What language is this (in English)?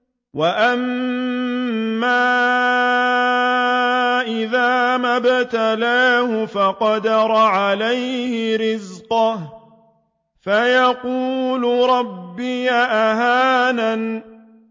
Arabic